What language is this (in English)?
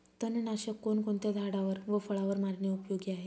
Marathi